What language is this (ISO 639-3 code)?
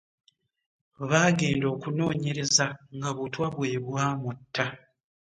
lug